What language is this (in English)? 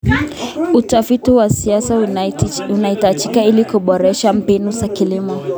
Kalenjin